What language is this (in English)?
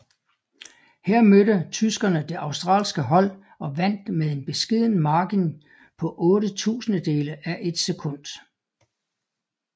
Danish